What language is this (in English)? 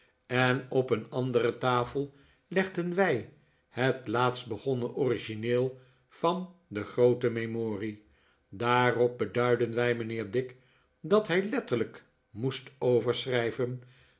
Dutch